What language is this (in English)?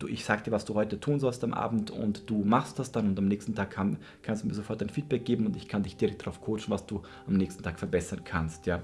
German